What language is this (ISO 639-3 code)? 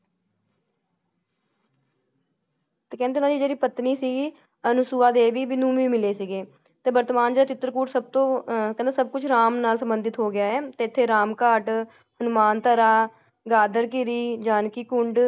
pan